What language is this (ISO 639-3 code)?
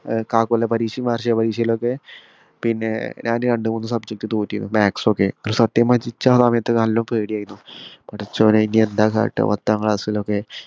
mal